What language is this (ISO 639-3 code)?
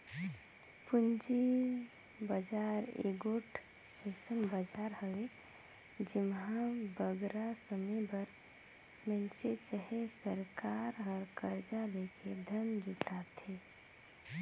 hne